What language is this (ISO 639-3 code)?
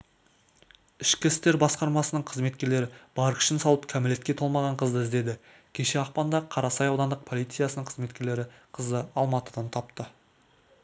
kaz